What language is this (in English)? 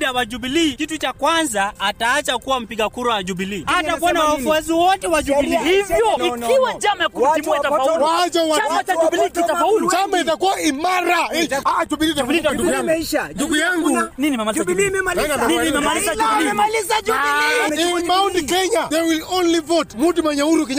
Swahili